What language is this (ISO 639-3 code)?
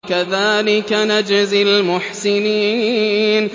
ara